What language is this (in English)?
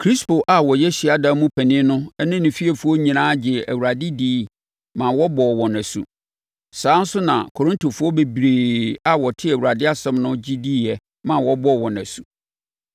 Akan